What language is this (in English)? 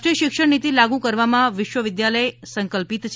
Gujarati